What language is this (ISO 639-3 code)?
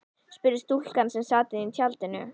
isl